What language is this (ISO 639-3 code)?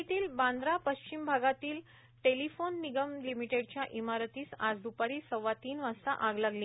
mar